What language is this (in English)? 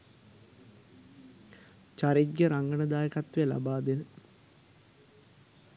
Sinhala